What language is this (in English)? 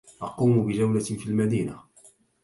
Arabic